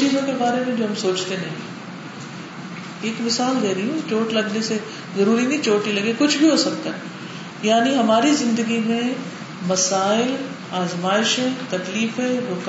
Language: Urdu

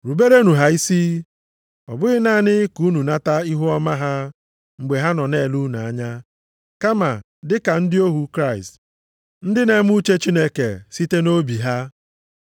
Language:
Igbo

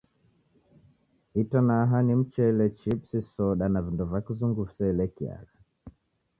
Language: Taita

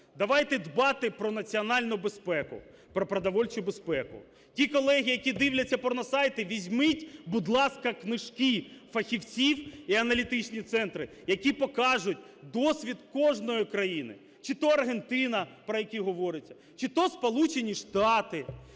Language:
Ukrainian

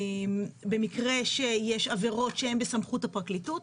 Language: Hebrew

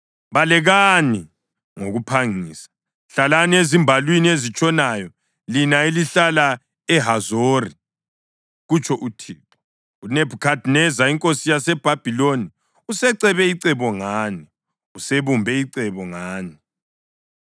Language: North Ndebele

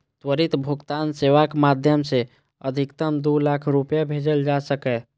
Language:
Maithili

